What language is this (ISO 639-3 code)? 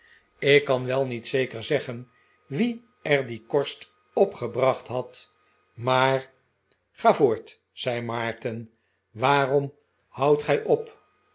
nld